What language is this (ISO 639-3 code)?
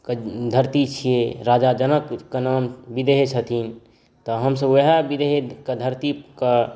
mai